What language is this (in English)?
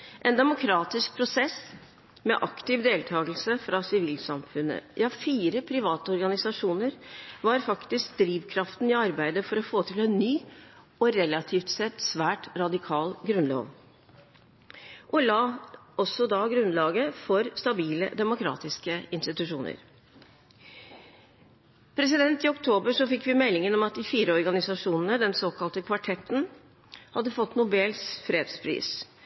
Norwegian Bokmål